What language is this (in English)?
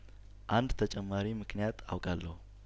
Amharic